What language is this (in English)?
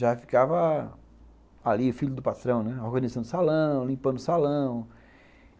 Portuguese